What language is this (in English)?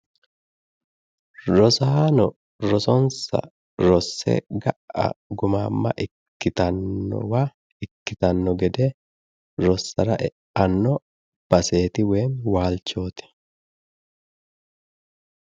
Sidamo